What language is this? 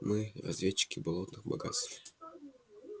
Russian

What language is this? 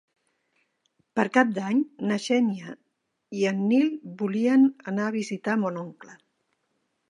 Catalan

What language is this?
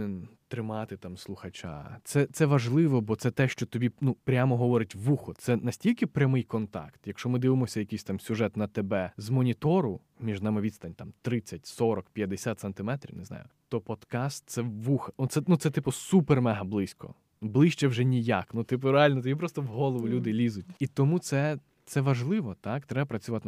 Ukrainian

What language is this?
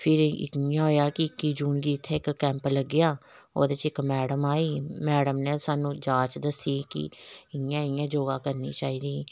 Dogri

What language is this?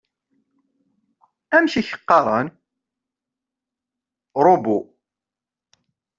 Kabyle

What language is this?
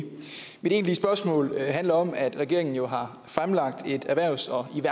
Danish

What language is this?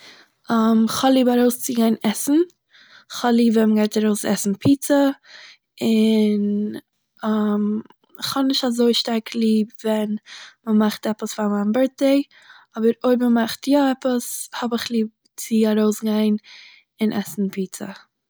Yiddish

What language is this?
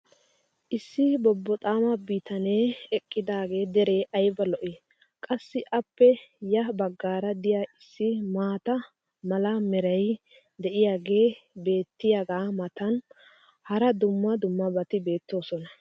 Wolaytta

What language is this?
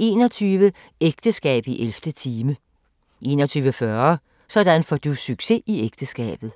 Danish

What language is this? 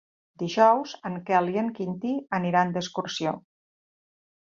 Catalan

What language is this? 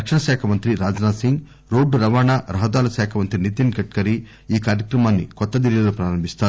Telugu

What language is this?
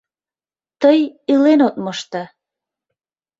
Mari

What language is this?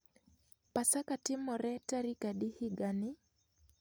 Luo (Kenya and Tanzania)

